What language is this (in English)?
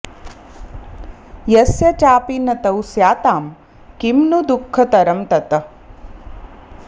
Sanskrit